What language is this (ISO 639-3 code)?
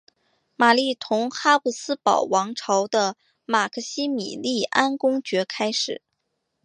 zho